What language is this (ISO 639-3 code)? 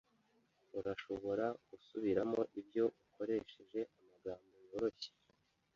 kin